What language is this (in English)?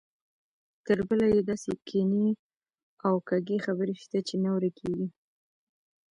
Pashto